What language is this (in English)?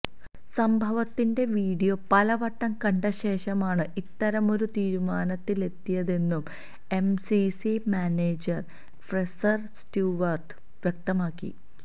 Malayalam